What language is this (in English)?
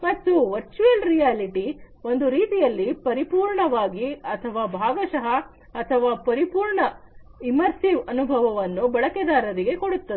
Kannada